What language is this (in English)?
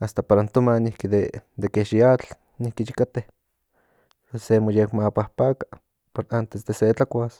Central Nahuatl